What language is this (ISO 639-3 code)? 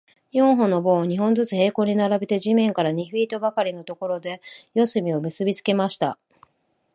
jpn